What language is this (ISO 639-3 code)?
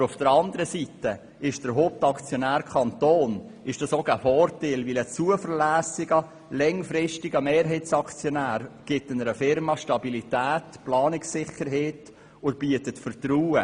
gsw